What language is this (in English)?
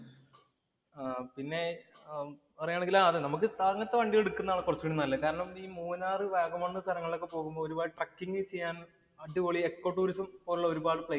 Malayalam